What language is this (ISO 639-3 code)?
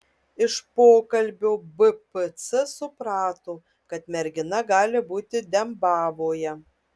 lit